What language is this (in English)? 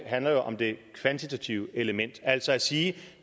Danish